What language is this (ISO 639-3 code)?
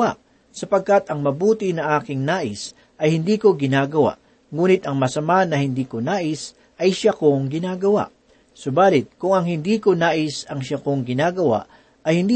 fil